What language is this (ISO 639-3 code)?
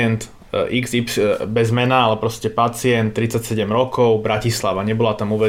slk